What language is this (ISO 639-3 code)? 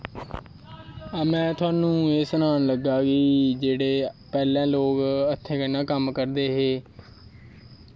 doi